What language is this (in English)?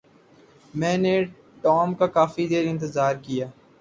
Urdu